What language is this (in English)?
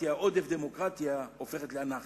Hebrew